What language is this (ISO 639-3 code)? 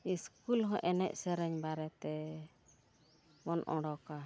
sat